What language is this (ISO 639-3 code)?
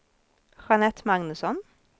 swe